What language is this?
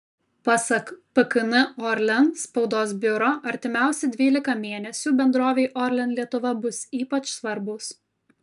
Lithuanian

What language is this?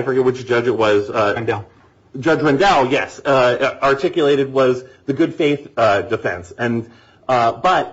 English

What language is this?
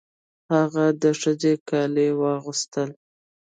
Pashto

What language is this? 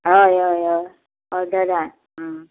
Konkani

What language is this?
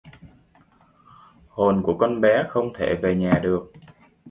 Vietnamese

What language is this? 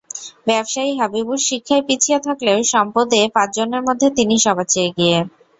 Bangla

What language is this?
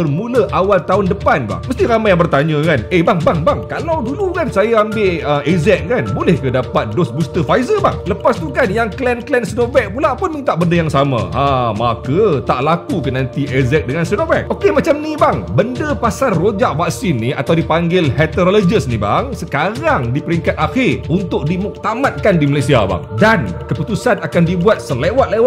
Malay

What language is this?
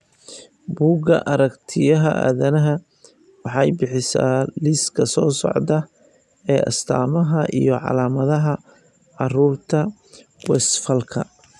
Somali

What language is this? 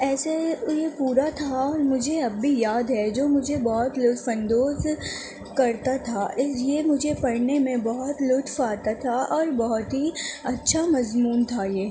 Urdu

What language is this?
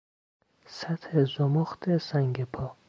Persian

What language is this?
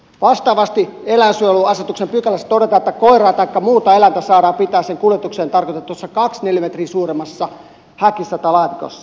Finnish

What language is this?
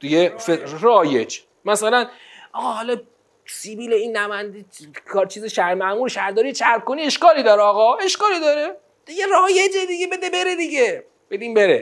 Persian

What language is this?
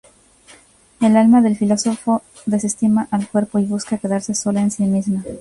Spanish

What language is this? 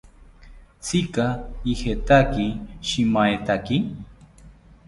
South Ucayali Ashéninka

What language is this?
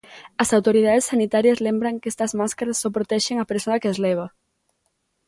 Galician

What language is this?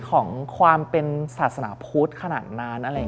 Thai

